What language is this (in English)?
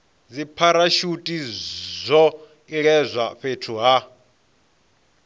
Venda